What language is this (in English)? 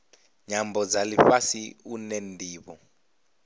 Venda